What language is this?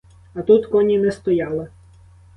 Ukrainian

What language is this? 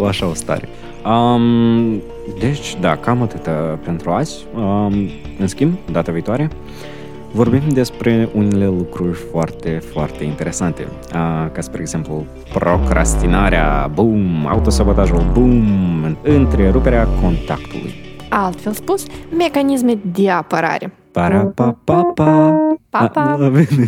Romanian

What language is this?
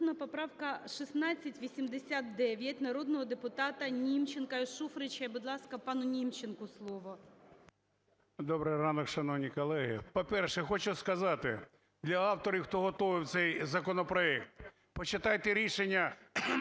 Ukrainian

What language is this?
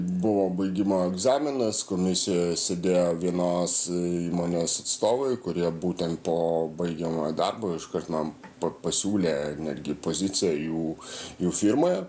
Lithuanian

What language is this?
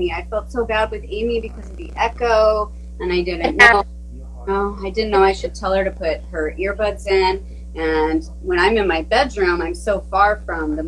English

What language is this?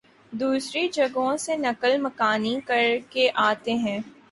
Urdu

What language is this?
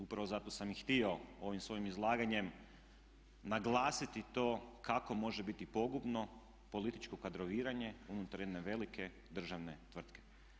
Croatian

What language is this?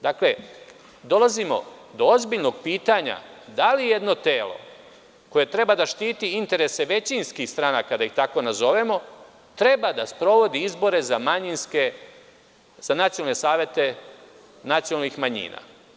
Serbian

